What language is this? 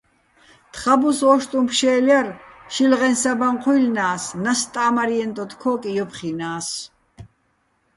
Bats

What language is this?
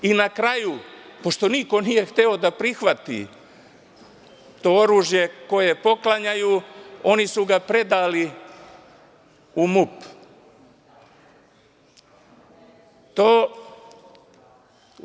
Serbian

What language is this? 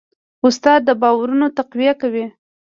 Pashto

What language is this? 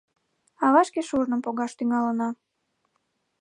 Mari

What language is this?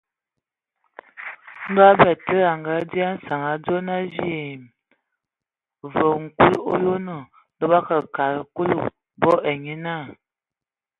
Ewondo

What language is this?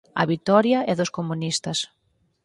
Galician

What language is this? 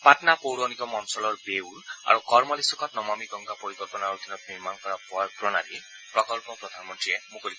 Assamese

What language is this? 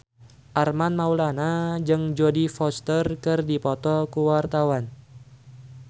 Sundanese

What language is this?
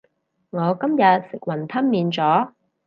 Cantonese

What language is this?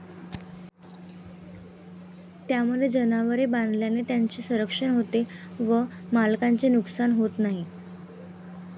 Marathi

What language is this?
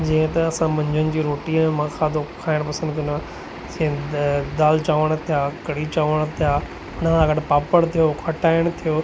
Sindhi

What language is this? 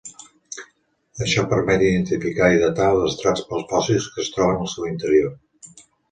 Catalan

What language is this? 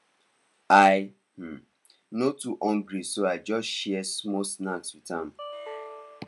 Nigerian Pidgin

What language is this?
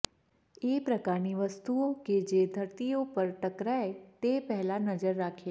Gujarati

